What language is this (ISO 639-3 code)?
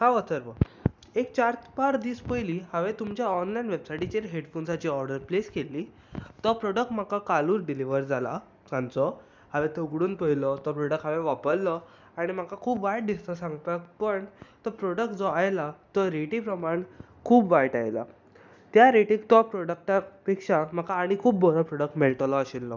kok